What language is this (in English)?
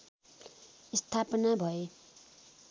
Nepali